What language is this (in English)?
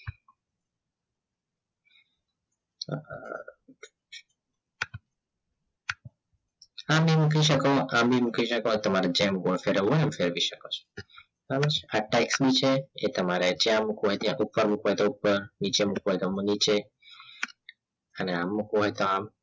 Gujarati